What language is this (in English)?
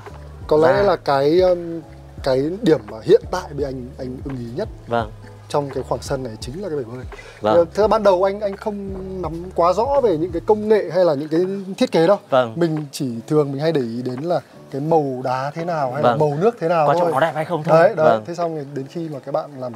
Vietnamese